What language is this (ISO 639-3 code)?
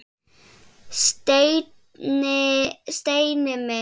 isl